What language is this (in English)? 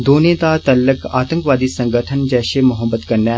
Dogri